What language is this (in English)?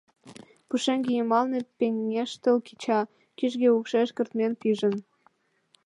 Mari